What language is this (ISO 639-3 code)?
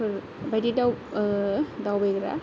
brx